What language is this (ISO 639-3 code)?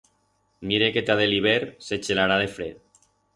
arg